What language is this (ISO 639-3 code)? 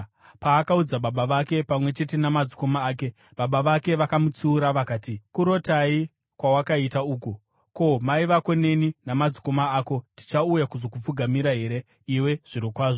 sna